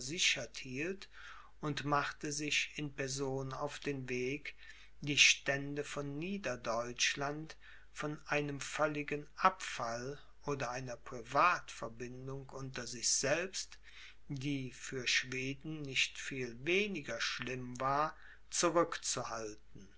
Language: German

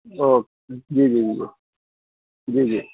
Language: Urdu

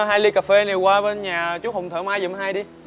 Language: Vietnamese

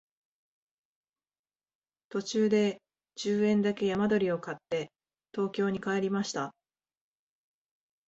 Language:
Japanese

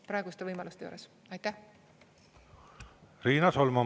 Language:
Estonian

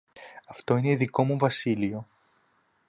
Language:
Greek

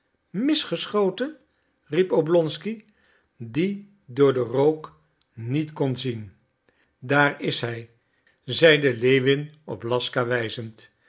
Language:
Dutch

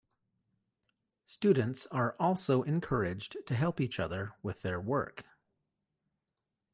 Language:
English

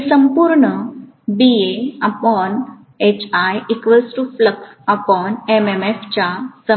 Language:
Marathi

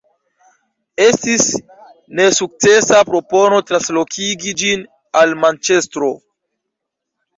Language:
Esperanto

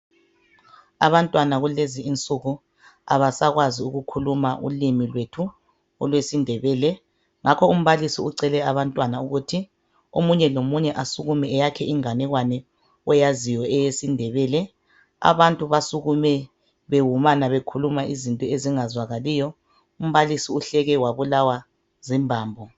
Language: North Ndebele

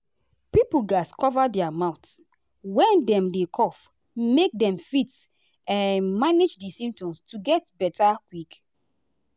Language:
Nigerian Pidgin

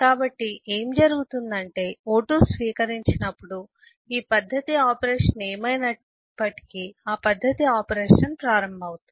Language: Telugu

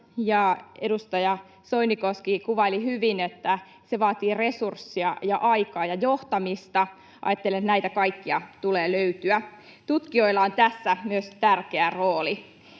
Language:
Finnish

